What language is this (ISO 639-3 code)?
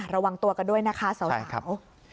tha